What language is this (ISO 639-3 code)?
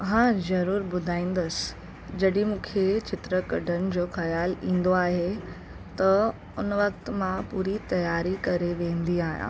snd